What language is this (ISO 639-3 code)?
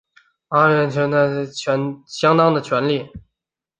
zho